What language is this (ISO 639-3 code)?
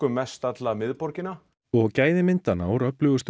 isl